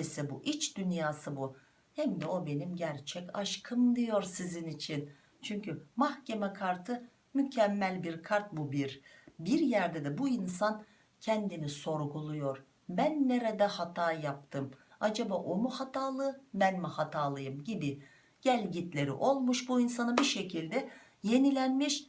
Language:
Turkish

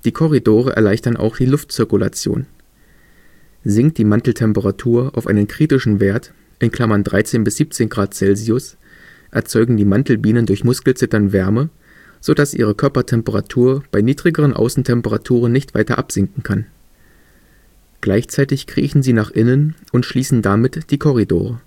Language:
German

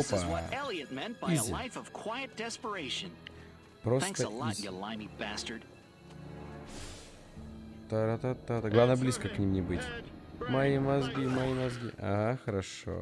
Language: Russian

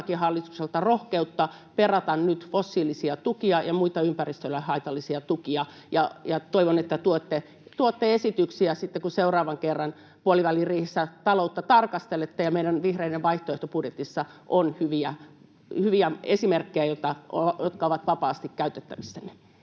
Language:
Finnish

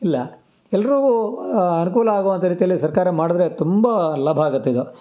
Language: Kannada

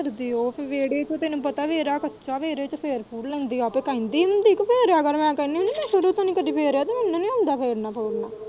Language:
Punjabi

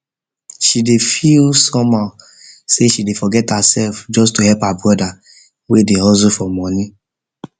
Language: Nigerian Pidgin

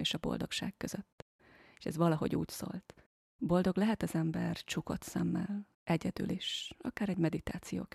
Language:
Hungarian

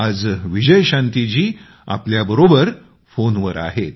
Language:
Marathi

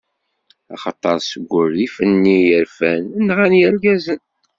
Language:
Kabyle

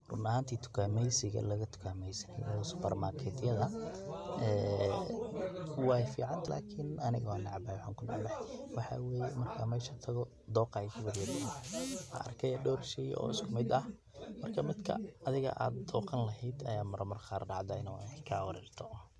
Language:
Somali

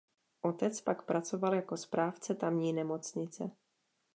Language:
Czech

